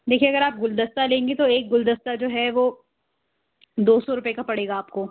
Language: Urdu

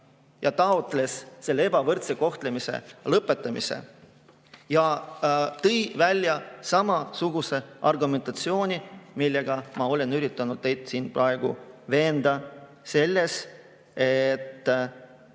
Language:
Estonian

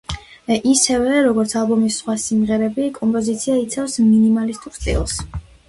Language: Georgian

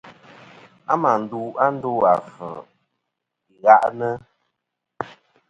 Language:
Kom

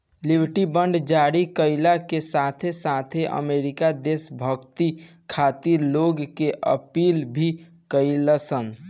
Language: Bhojpuri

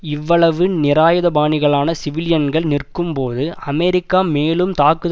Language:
Tamil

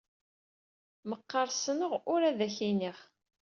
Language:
Kabyle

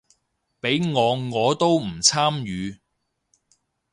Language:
Cantonese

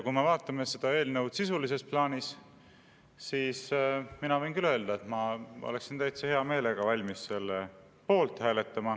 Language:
Estonian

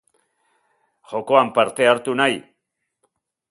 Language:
Basque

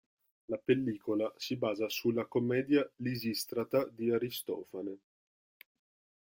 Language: Italian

